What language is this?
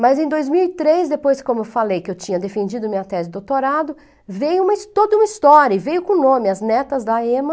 Portuguese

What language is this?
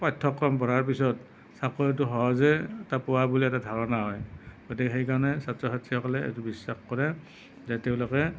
Assamese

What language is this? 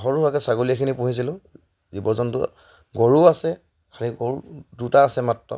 Assamese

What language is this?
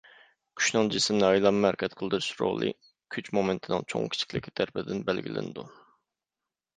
Uyghur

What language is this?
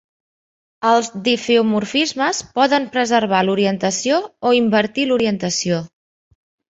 Catalan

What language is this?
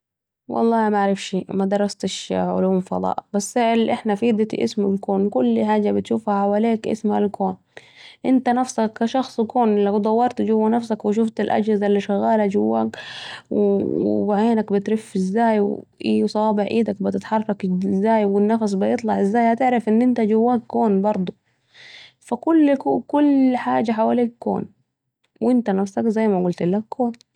Saidi Arabic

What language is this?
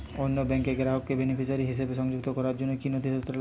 Bangla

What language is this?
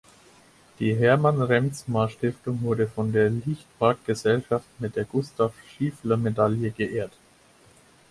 German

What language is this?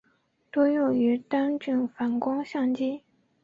Chinese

